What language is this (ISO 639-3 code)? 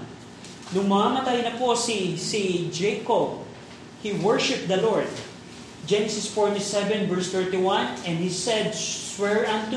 fil